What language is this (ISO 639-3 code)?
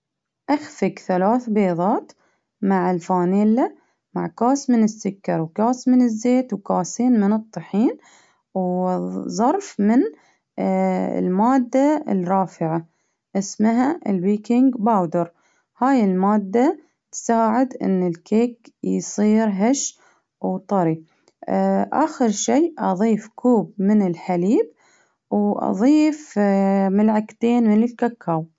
abv